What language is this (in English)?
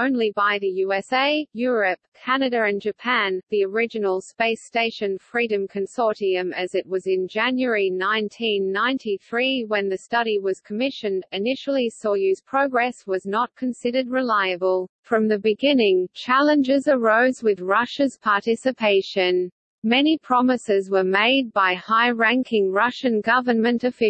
English